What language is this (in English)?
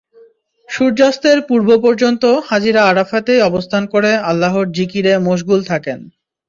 Bangla